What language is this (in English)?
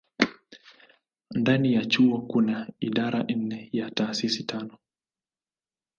Swahili